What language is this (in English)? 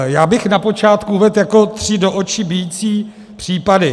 Czech